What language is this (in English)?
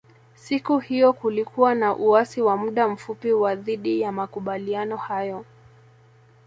Swahili